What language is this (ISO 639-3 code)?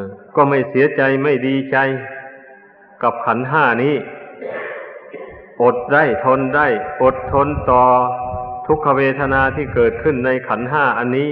tha